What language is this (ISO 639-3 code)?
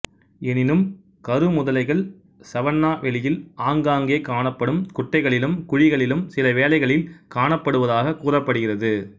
tam